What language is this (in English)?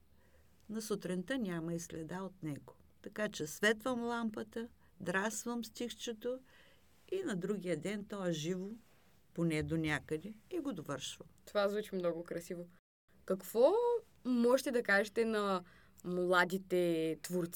Bulgarian